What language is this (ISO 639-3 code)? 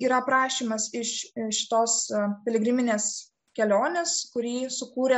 lit